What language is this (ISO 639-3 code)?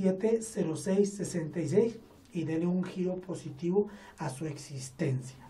spa